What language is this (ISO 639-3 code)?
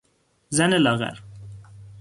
fas